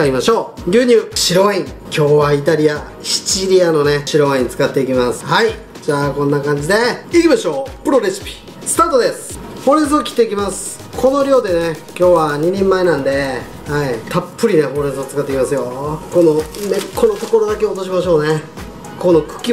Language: Japanese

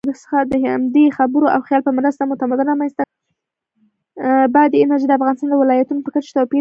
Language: Pashto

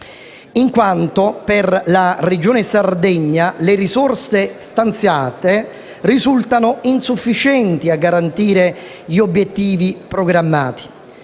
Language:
Italian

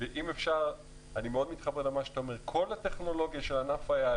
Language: Hebrew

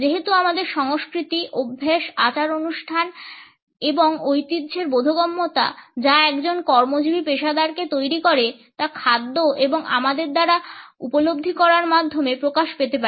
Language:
Bangla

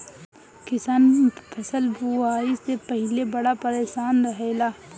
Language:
Bhojpuri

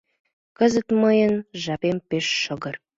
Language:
Mari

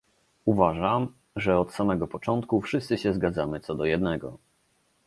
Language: Polish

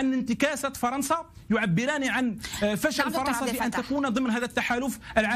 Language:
Arabic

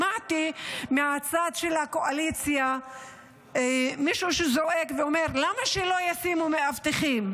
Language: Hebrew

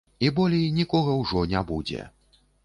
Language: Belarusian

